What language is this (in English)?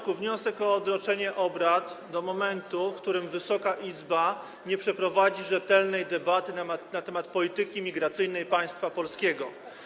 Polish